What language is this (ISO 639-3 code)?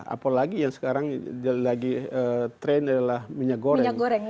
ind